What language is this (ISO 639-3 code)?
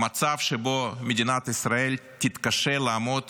heb